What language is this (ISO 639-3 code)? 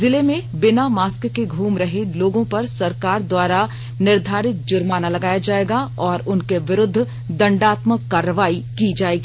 hin